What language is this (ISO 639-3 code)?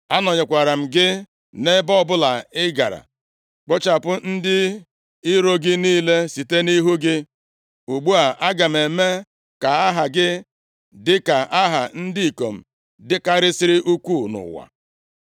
ibo